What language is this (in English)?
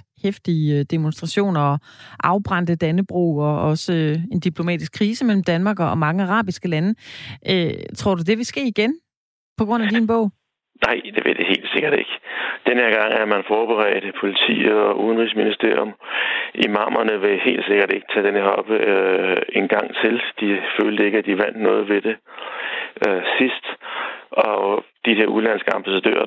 Danish